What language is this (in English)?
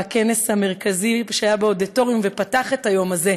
Hebrew